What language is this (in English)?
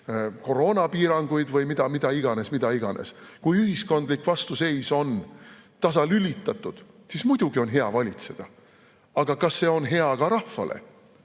Estonian